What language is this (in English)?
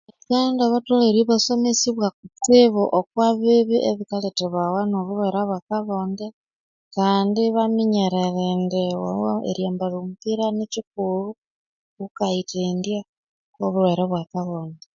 Konzo